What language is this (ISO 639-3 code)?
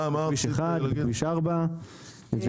heb